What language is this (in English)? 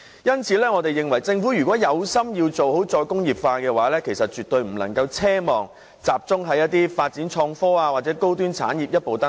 Cantonese